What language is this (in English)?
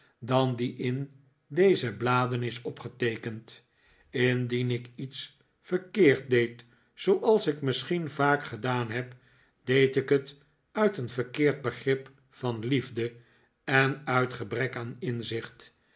Dutch